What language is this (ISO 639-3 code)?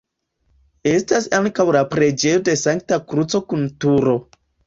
epo